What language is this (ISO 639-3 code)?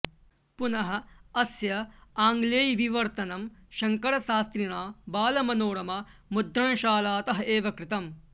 san